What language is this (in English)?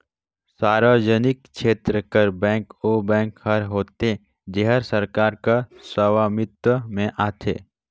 Chhattisgarhi